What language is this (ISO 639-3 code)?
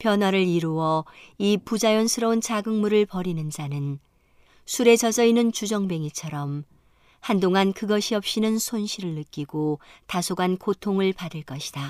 kor